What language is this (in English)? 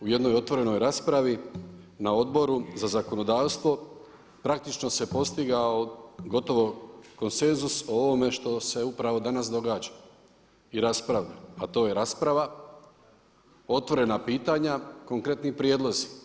Croatian